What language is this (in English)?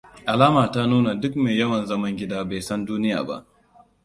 Hausa